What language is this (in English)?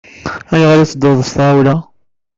Kabyle